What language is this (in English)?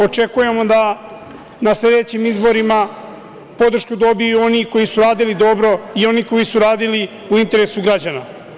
Serbian